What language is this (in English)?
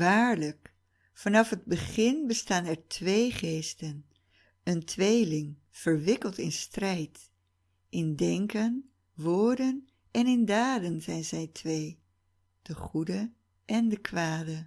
Dutch